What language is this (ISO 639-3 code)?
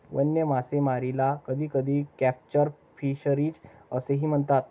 mar